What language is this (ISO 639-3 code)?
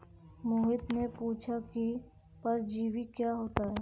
hin